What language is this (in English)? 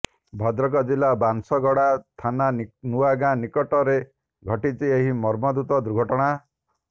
Odia